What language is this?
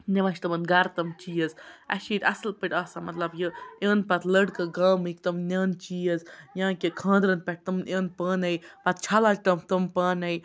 Kashmiri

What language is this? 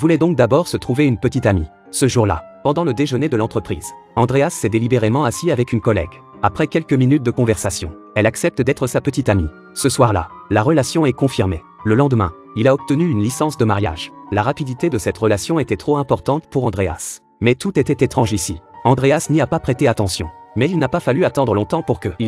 French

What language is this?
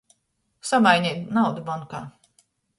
Latgalian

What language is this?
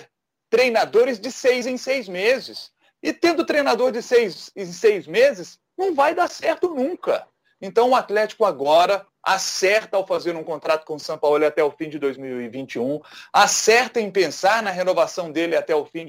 Portuguese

